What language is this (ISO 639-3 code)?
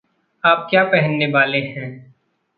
hin